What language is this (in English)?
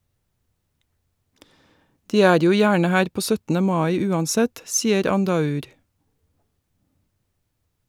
Norwegian